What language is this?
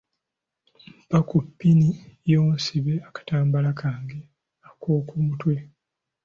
Ganda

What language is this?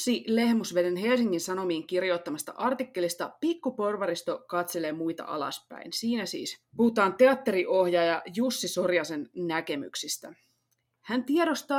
Finnish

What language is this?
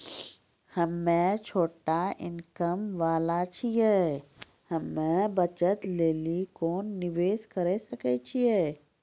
Maithili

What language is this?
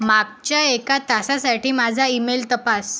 Marathi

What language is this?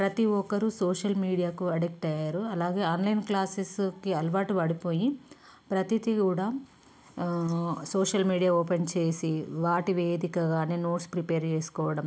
Telugu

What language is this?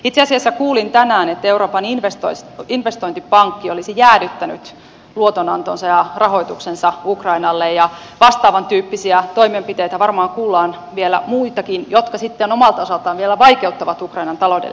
Finnish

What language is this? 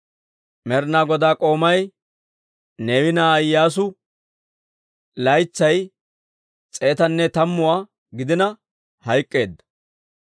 Dawro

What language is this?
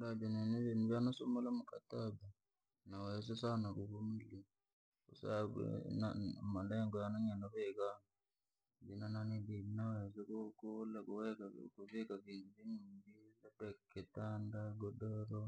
Langi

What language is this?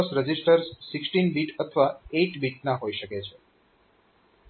Gujarati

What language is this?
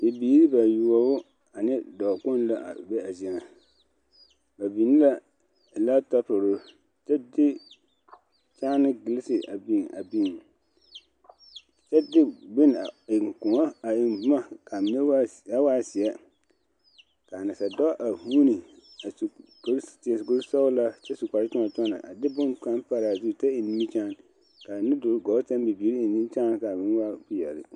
Southern Dagaare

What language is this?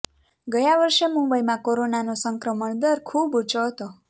Gujarati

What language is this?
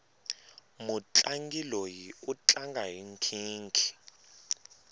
Tsonga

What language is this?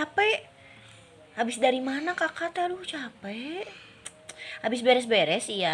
Indonesian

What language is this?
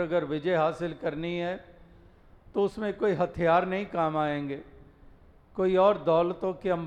Hindi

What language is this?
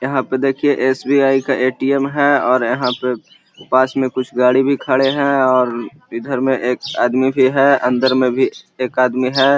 Magahi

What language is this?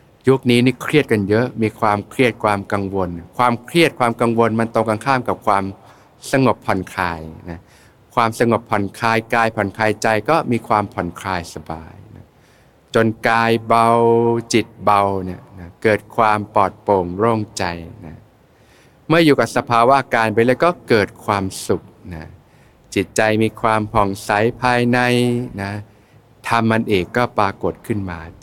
Thai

